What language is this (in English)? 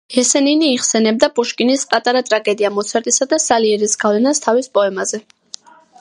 Georgian